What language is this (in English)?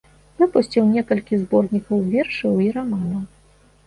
Belarusian